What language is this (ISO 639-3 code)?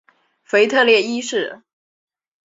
zho